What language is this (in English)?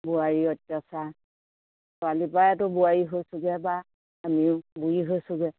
Assamese